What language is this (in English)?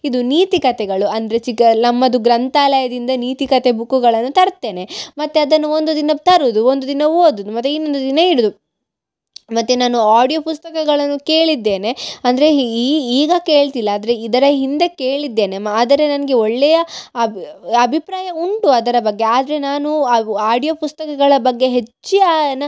Kannada